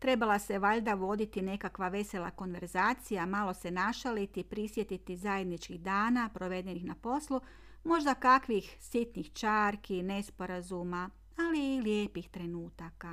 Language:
Croatian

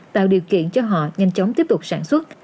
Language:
Vietnamese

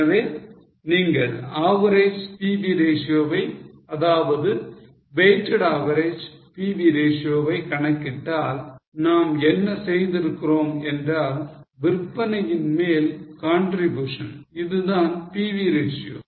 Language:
Tamil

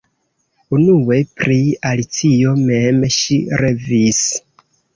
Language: Esperanto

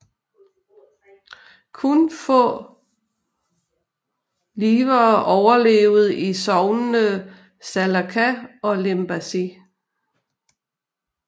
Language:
Danish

